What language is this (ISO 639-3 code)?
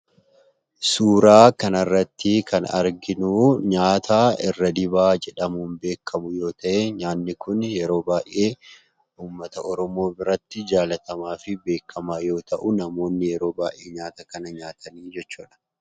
orm